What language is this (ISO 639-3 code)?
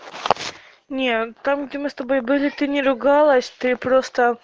rus